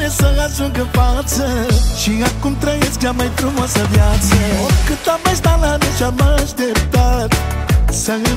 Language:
Romanian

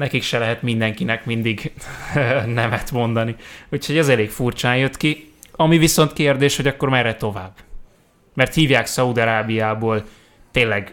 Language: Hungarian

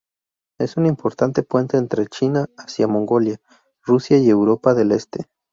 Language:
Spanish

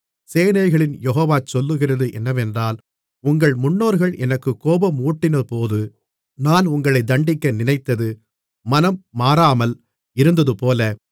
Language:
Tamil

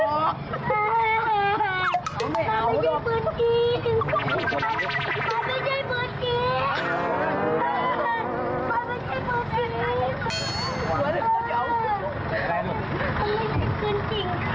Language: Thai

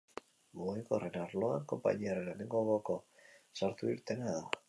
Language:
Basque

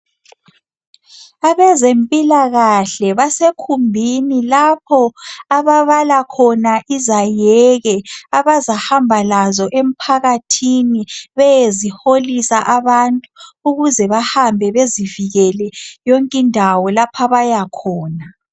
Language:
North Ndebele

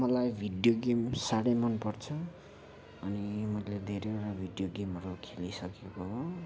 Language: Nepali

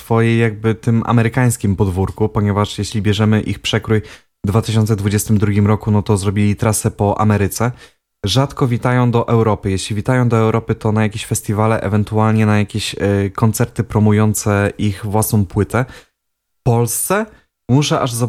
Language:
Polish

